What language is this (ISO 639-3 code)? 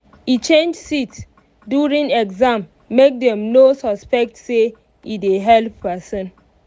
pcm